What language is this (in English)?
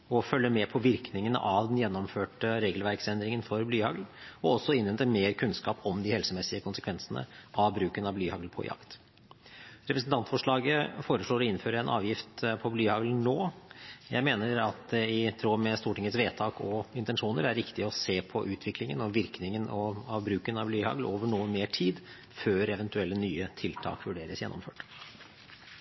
Norwegian Bokmål